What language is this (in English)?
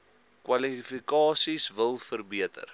Afrikaans